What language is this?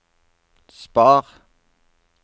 Norwegian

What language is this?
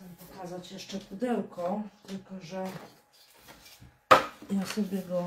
Polish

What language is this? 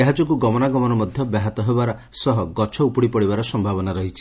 Odia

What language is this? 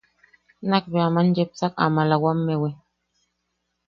Yaqui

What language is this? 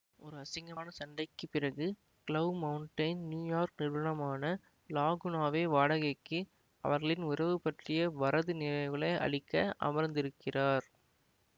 Tamil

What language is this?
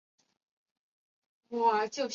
Chinese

